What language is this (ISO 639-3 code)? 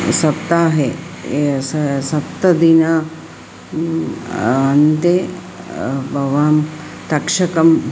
san